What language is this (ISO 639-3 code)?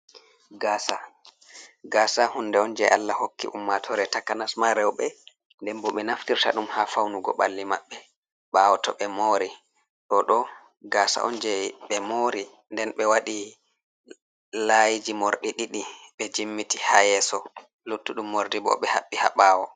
ful